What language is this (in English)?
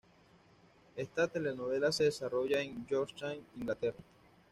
Spanish